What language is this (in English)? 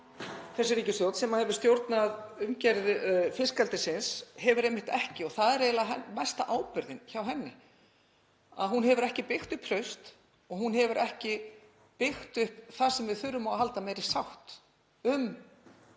Icelandic